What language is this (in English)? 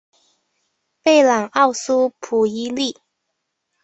Chinese